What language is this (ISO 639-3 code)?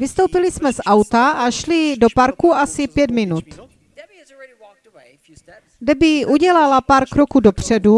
ces